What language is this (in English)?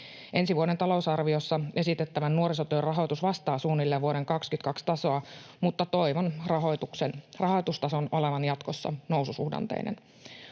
Finnish